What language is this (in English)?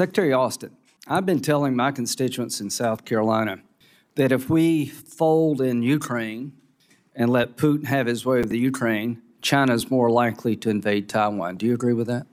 English